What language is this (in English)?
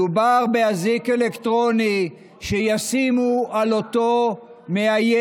Hebrew